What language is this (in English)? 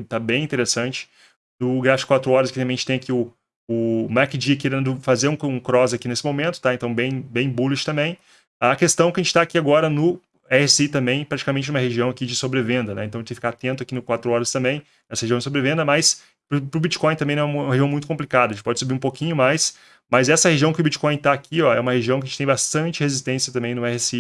Portuguese